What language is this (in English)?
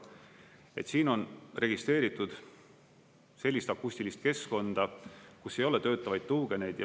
Estonian